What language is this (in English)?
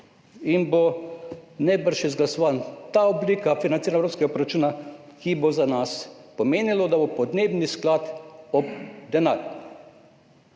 Slovenian